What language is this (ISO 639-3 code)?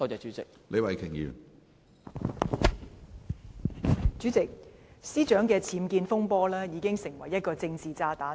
yue